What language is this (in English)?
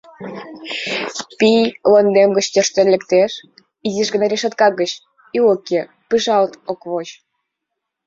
Mari